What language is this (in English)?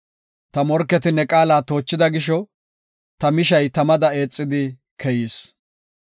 Gofa